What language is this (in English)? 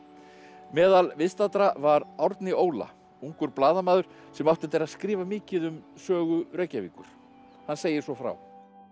Icelandic